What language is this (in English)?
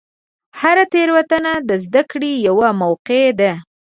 Pashto